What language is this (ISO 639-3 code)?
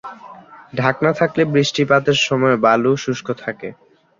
ben